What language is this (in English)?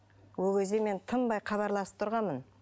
Kazakh